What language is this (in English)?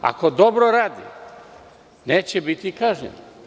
Serbian